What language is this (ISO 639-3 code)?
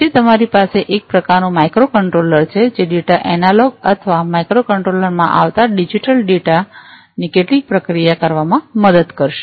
guj